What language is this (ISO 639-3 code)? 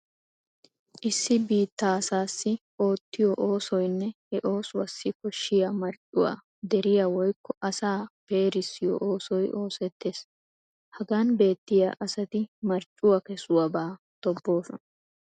wal